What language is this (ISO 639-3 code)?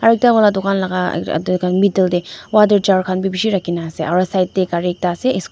nag